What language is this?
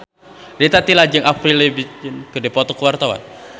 Sundanese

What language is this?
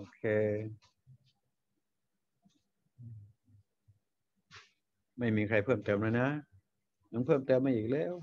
Thai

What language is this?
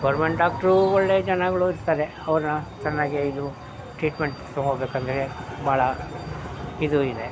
Kannada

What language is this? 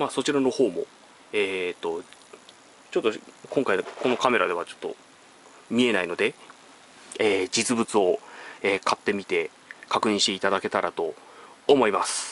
Japanese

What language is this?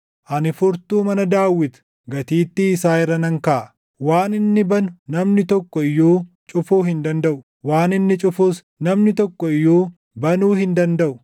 Oromo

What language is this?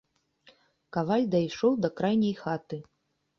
Belarusian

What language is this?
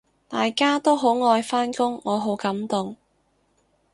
Cantonese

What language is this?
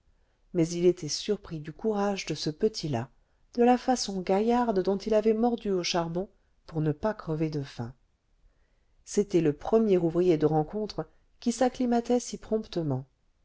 French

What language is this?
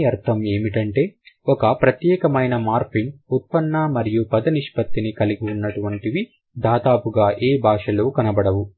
Telugu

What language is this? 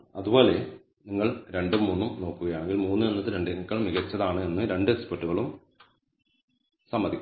Malayalam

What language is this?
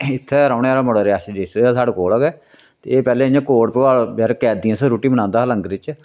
Dogri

